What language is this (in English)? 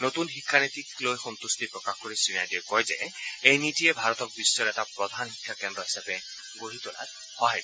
Assamese